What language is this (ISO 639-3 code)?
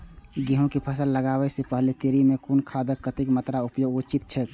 mai